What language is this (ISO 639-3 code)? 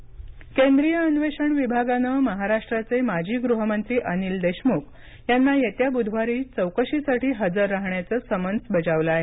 mar